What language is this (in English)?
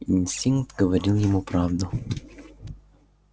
Russian